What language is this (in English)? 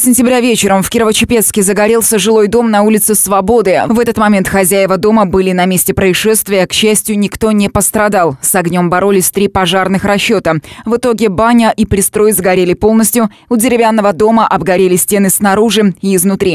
Russian